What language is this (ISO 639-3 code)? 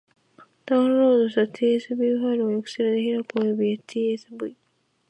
jpn